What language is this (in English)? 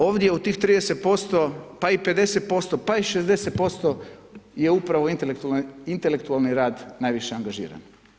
Croatian